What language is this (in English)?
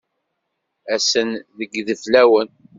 Kabyle